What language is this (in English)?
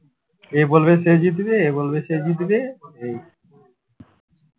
Bangla